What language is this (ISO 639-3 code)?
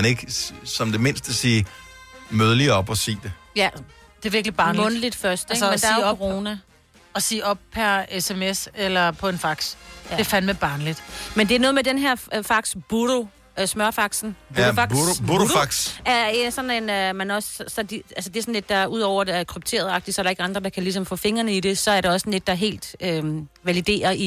dan